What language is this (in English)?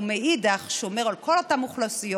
Hebrew